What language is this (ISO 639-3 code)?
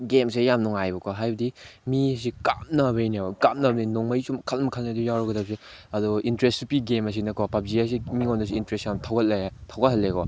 mni